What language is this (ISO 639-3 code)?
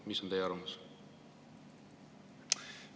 est